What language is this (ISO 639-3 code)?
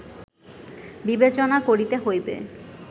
ben